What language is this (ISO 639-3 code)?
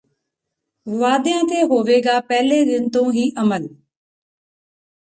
pan